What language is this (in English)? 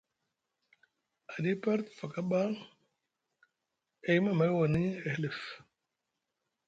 Musgu